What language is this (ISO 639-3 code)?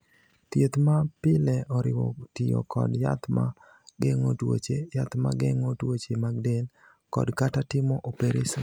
luo